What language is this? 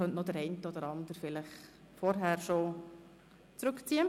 Swiss German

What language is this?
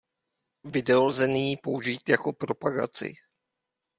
Czech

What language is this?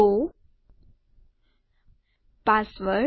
Gujarati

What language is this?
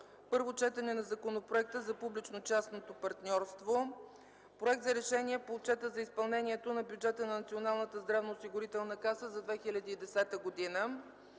Bulgarian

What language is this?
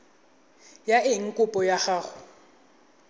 Tswana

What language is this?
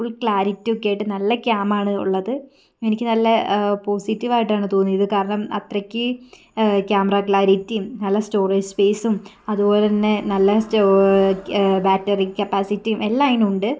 Malayalam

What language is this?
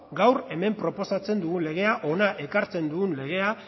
Basque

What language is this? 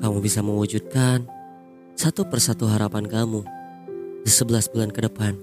Indonesian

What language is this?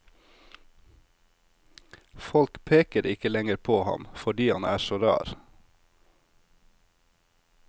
Norwegian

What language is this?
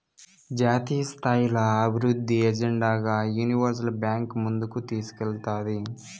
Telugu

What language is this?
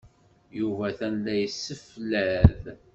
Kabyle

